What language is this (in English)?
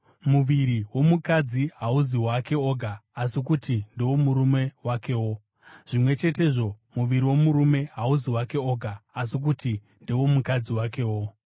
Shona